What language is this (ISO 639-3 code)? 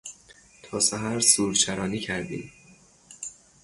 fas